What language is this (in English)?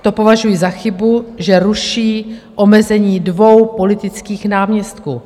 Czech